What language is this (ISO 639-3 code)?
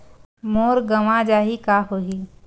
hne